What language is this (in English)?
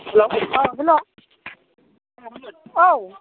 Bodo